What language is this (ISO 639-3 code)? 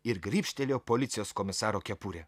lit